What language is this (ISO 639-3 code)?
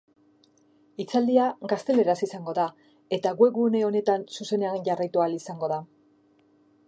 eus